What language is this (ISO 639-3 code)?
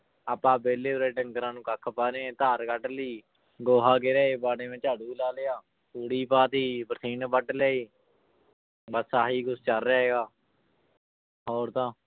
pan